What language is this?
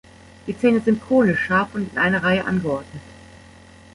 German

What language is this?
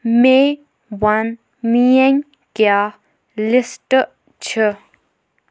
Kashmiri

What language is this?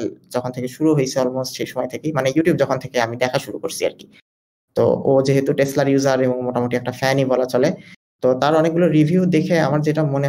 Bangla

